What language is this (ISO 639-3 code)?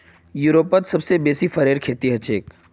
mag